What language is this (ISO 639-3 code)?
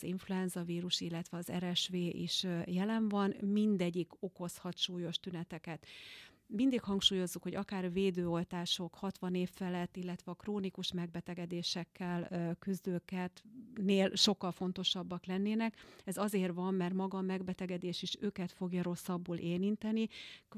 hun